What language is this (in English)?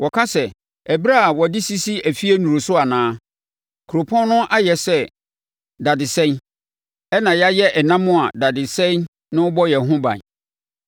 Akan